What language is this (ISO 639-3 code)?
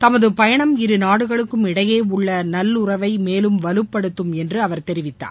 tam